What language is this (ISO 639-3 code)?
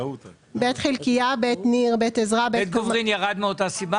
heb